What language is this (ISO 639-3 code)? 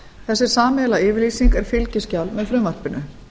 isl